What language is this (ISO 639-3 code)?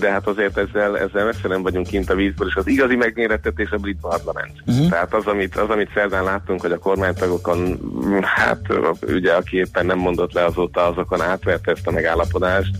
hun